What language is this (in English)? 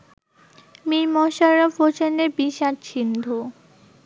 Bangla